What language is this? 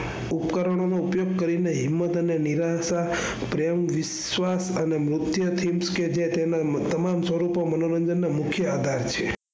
Gujarati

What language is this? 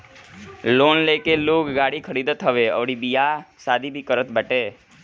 Bhojpuri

